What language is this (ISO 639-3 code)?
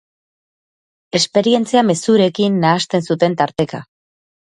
eus